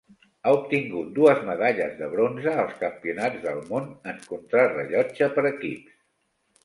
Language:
Catalan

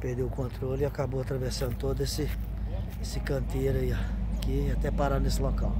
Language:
Portuguese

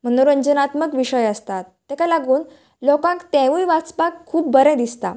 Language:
Konkani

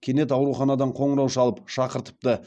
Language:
Kazakh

